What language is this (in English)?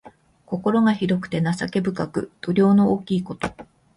Japanese